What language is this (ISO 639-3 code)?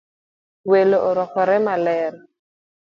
luo